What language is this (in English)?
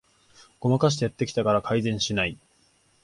Japanese